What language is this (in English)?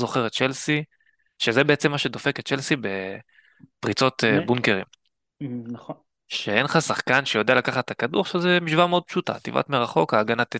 Hebrew